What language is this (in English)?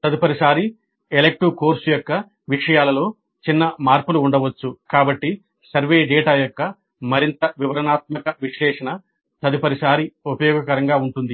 Telugu